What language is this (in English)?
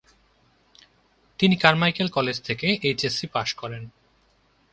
Bangla